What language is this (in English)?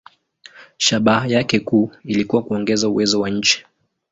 Swahili